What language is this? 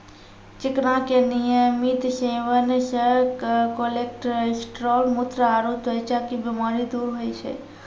Maithili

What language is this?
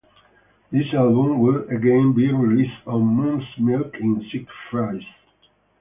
English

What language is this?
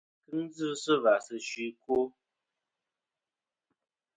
Kom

